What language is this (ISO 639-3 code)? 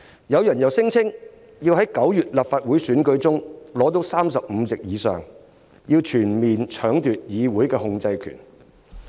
yue